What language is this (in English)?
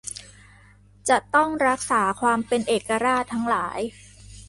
Thai